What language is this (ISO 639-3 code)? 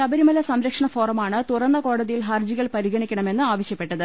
mal